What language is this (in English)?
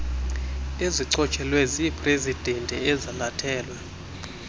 Xhosa